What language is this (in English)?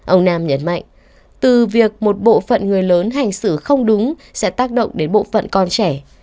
Vietnamese